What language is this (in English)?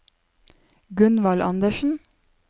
Norwegian